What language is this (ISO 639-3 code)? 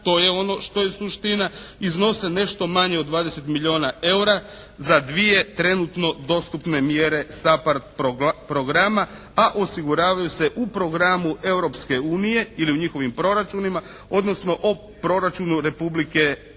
hrv